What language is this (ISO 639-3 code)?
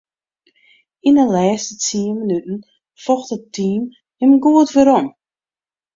fry